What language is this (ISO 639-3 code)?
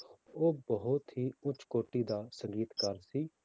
pan